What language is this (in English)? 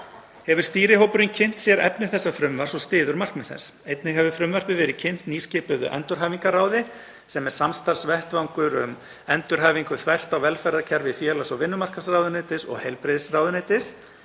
Icelandic